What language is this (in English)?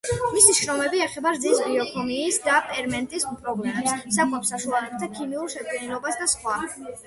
Georgian